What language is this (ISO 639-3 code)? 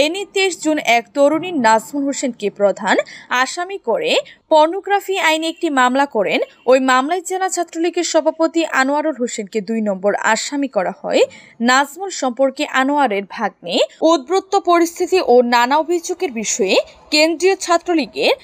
ben